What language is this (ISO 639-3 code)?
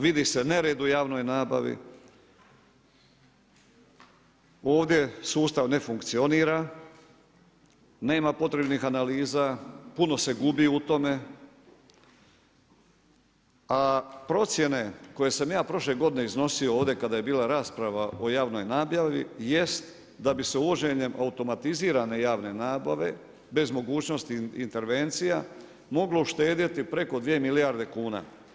hrv